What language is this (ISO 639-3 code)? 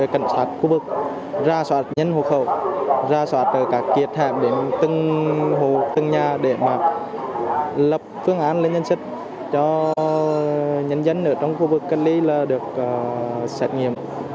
vie